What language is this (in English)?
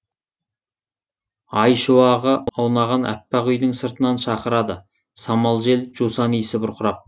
Kazakh